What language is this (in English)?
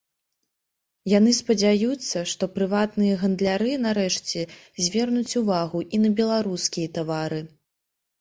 Belarusian